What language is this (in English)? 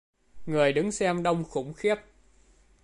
Vietnamese